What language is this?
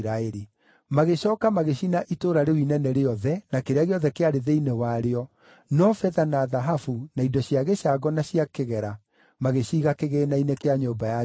Kikuyu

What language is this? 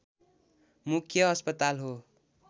Nepali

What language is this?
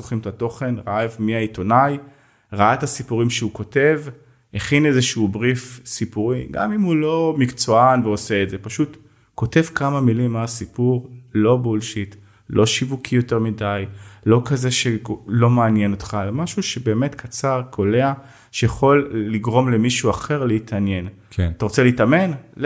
Hebrew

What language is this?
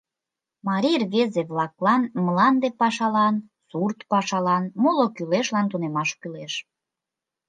Mari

